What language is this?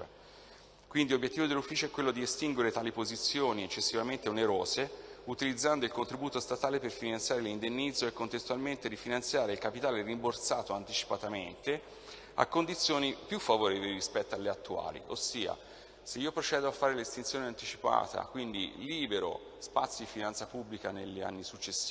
Italian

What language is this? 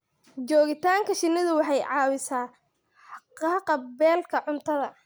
Somali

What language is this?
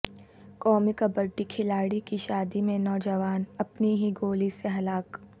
Urdu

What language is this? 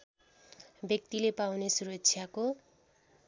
Nepali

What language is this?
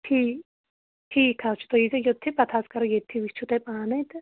Kashmiri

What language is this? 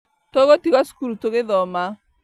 Kikuyu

